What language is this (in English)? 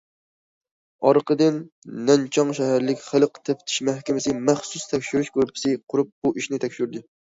Uyghur